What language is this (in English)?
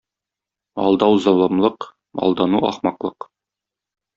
Tatar